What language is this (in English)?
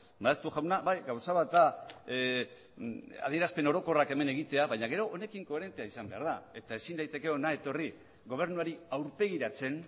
Basque